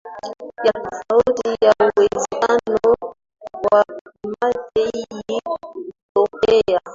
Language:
Swahili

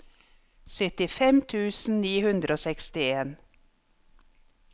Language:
Norwegian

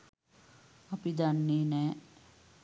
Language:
Sinhala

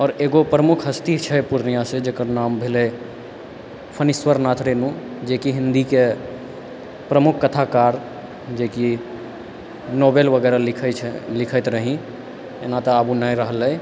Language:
Maithili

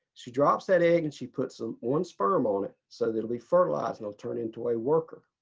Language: English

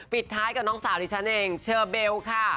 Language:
Thai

